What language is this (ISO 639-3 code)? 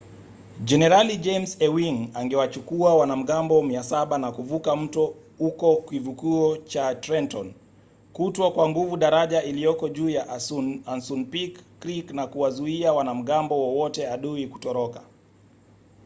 swa